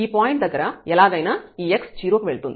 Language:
Telugu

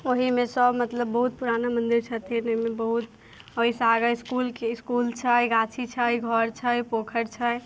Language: Maithili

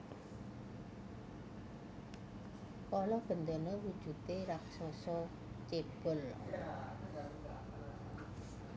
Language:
Javanese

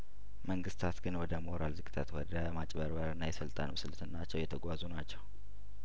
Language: Amharic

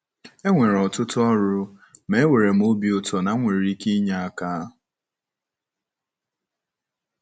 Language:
Igbo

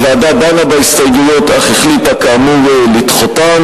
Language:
Hebrew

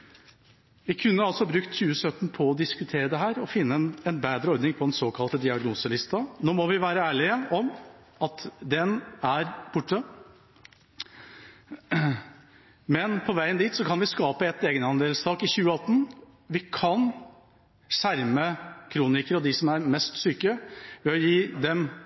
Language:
Norwegian Bokmål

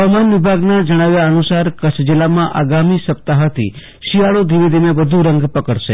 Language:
Gujarati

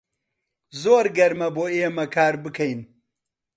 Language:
Central Kurdish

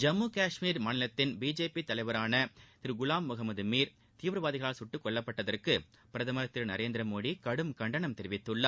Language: Tamil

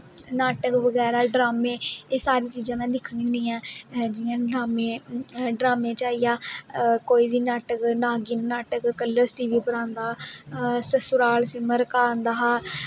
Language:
Dogri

